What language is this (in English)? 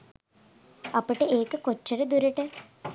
Sinhala